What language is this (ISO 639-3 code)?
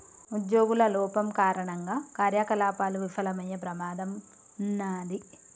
tel